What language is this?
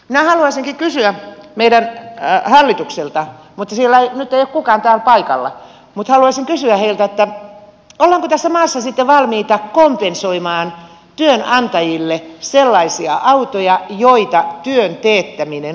Finnish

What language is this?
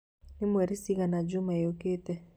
Kikuyu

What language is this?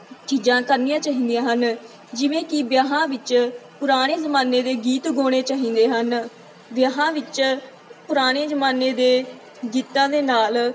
Punjabi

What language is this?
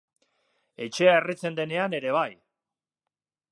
Basque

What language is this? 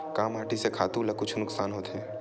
Chhattisgarhi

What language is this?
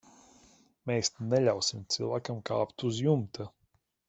Latvian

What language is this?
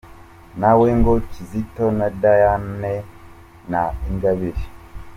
Kinyarwanda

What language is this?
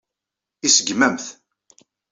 Kabyle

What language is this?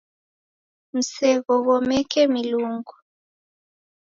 Taita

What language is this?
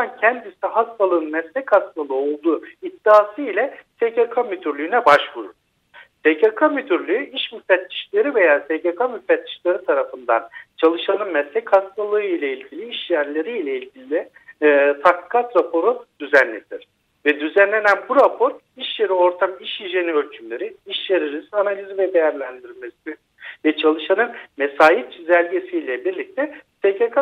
Turkish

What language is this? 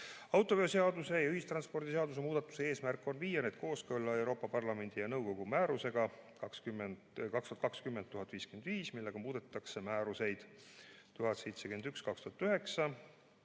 Estonian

